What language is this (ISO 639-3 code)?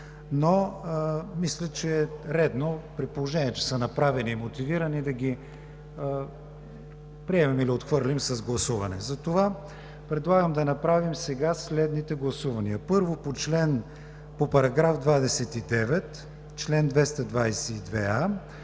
bul